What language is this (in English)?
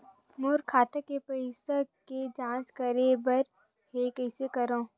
Chhattisgarhi